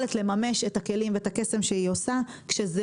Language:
Hebrew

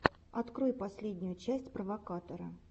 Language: Russian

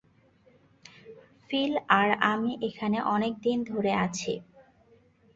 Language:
Bangla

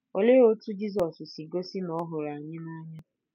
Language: Igbo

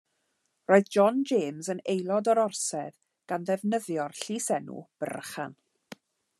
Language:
Welsh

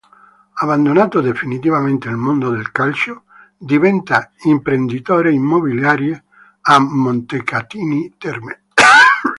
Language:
Italian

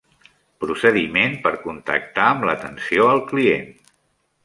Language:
Catalan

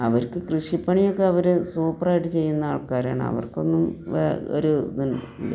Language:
Malayalam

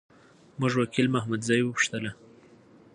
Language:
Pashto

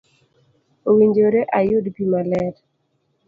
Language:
Luo (Kenya and Tanzania)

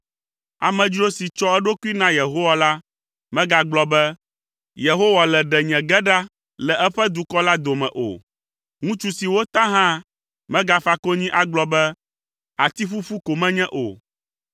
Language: Ewe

